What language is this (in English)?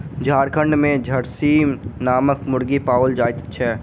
Maithili